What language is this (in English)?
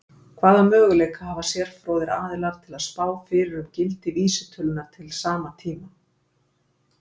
Icelandic